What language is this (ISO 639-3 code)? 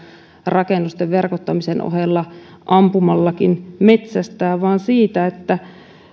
fin